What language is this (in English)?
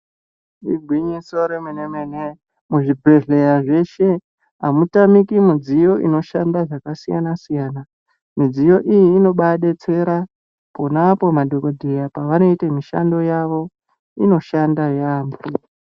Ndau